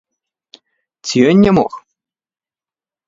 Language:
Belarusian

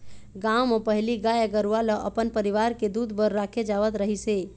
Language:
Chhattisgarhi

